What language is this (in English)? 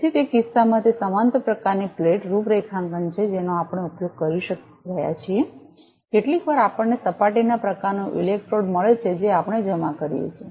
Gujarati